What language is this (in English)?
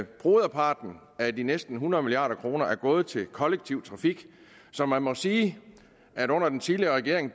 Danish